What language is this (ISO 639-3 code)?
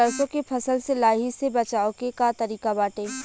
bho